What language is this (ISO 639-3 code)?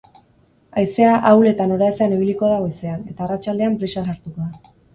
eus